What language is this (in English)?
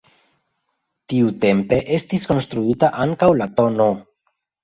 Esperanto